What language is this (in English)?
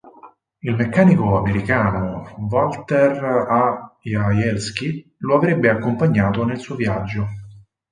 Italian